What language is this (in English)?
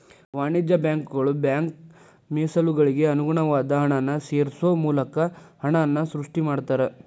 Kannada